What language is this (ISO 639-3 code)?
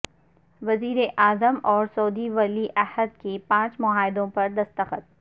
urd